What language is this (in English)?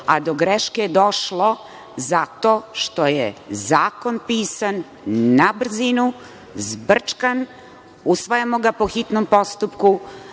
Serbian